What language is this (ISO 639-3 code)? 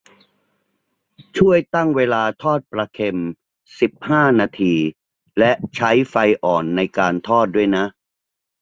tha